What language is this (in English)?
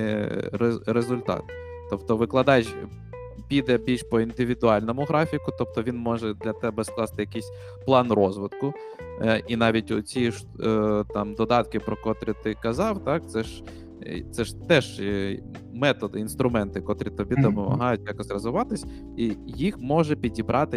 Ukrainian